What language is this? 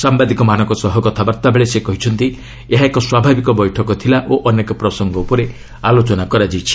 Odia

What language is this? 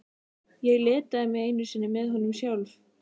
Icelandic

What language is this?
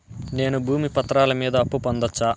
Telugu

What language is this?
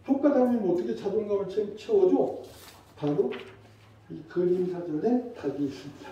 Korean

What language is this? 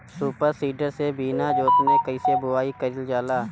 Bhojpuri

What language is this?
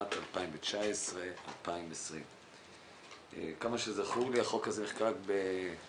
Hebrew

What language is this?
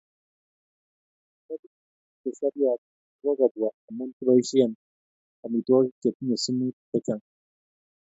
Kalenjin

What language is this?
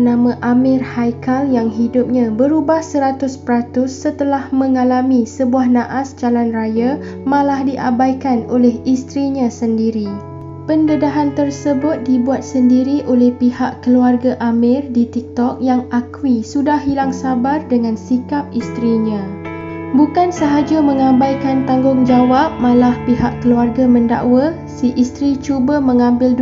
Malay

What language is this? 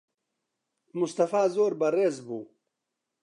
Central Kurdish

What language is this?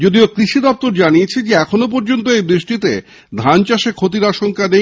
Bangla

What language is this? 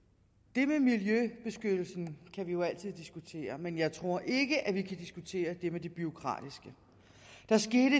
Danish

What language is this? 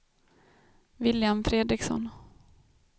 Swedish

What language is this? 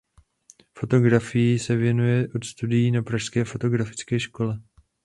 Czech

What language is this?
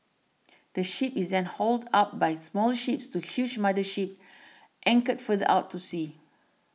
English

